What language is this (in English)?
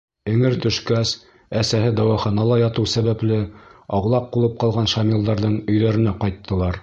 Bashkir